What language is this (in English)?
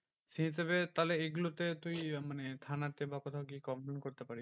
Bangla